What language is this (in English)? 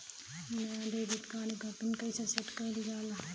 Bhojpuri